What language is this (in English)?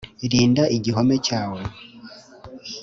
Kinyarwanda